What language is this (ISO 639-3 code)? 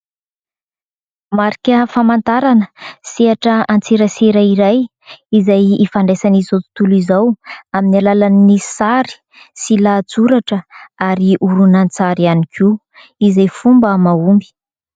mlg